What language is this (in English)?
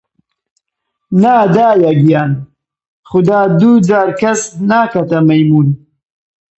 Central Kurdish